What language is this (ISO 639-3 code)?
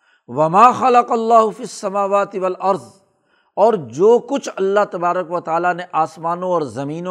urd